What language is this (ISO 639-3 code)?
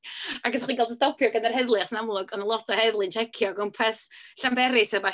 cym